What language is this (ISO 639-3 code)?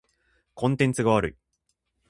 jpn